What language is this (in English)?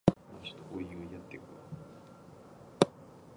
Japanese